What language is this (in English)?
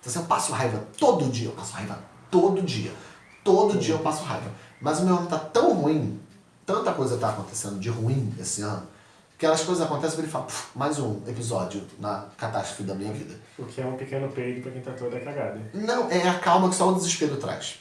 Portuguese